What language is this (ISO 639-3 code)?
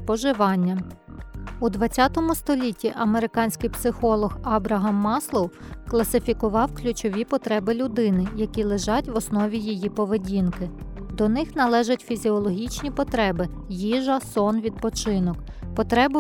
ukr